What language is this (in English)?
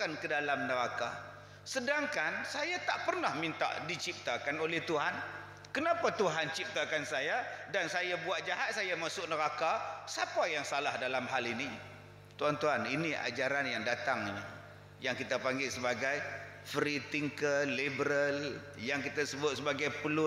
Malay